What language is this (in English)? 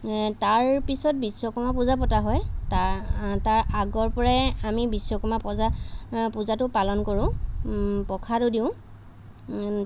Assamese